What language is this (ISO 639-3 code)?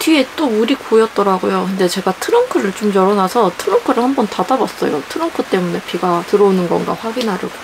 kor